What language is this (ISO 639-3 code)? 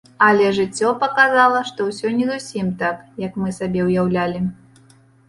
bel